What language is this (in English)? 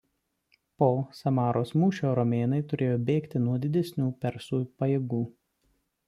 Lithuanian